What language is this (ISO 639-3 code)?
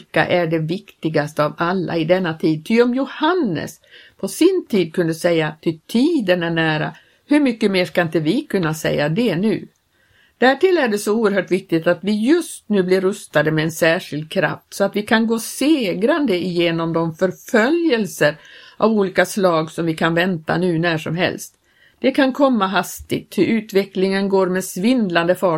swe